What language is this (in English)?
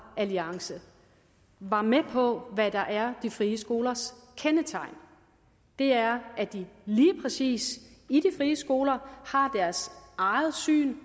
Danish